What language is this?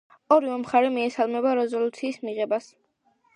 Georgian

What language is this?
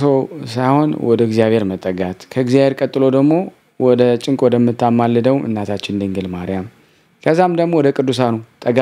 Arabic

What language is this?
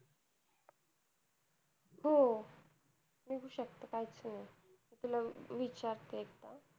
Marathi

